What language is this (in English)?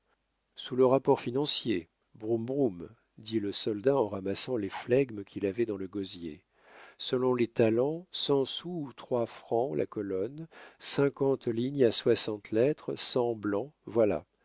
French